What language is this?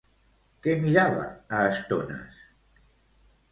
Catalan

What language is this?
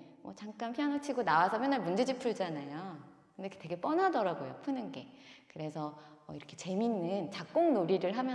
Korean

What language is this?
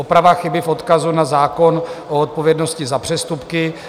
Czech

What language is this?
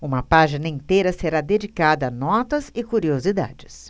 Portuguese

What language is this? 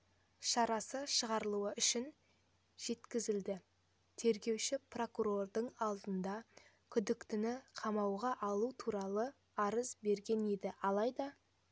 Kazakh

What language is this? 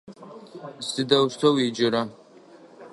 Adyghe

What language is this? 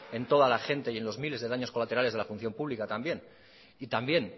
Spanish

